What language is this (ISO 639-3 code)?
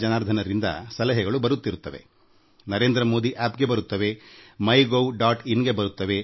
kan